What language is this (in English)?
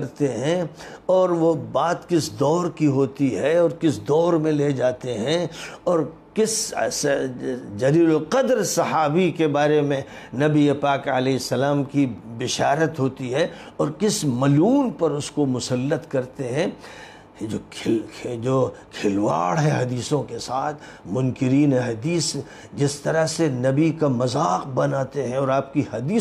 Arabic